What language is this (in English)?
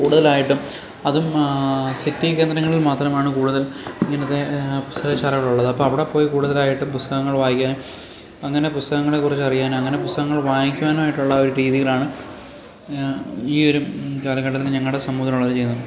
Malayalam